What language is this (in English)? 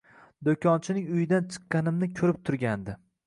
Uzbek